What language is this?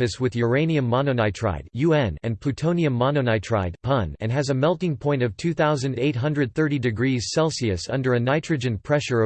English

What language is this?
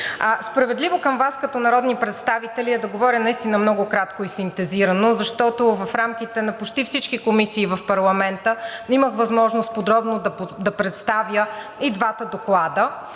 Bulgarian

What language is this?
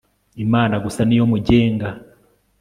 Kinyarwanda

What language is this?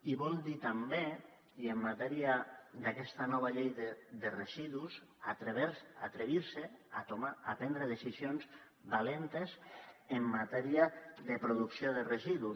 Catalan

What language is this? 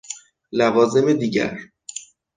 Persian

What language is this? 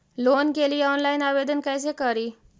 Magahi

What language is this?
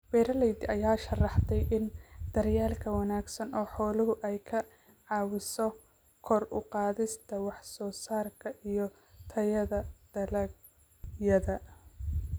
Somali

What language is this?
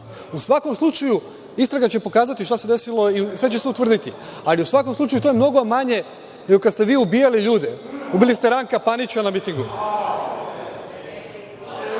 Serbian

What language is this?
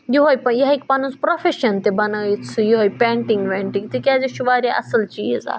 Kashmiri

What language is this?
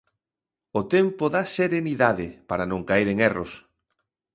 Galician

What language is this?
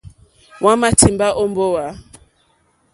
Mokpwe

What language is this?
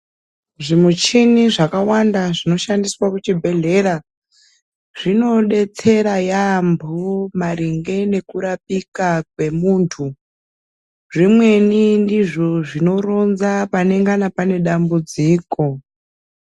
Ndau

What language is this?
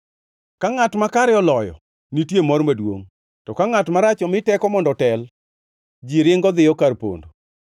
Luo (Kenya and Tanzania)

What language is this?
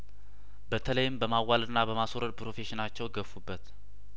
Amharic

